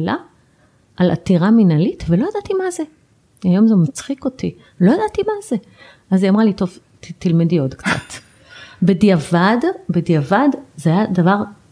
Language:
Hebrew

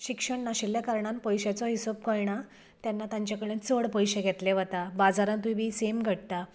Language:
Konkani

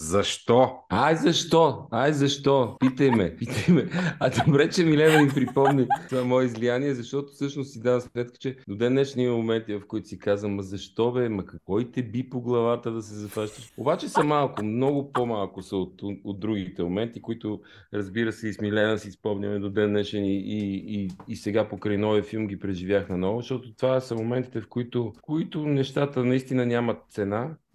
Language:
Bulgarian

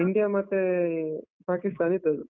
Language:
Kannada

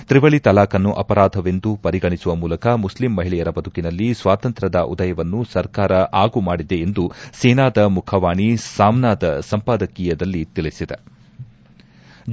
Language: Kannada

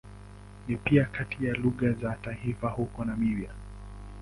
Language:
Swahili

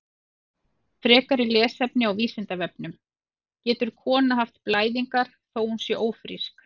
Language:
Icelandic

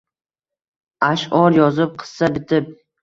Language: Uzbek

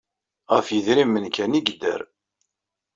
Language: Kabyle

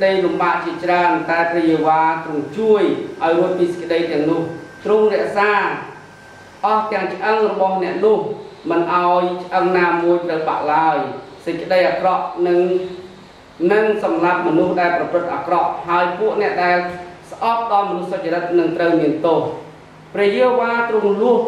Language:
Thai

